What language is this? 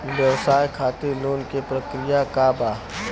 Bhojpuri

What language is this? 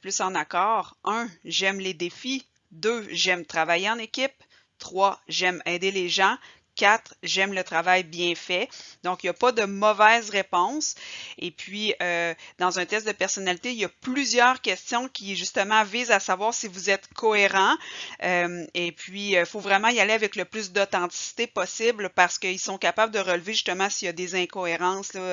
French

